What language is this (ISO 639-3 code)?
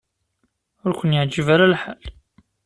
kab